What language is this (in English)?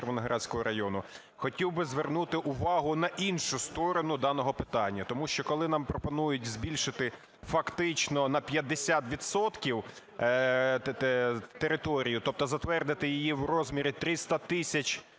Ukrainian